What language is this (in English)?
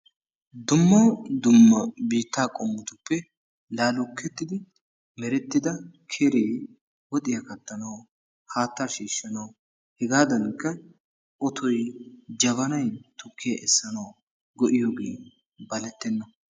Wolaytta